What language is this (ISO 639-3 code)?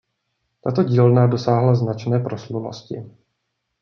ces